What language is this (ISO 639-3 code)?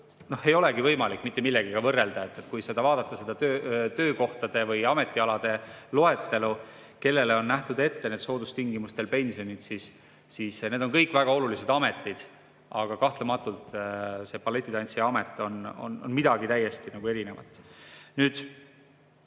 est